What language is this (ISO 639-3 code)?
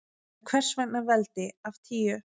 isl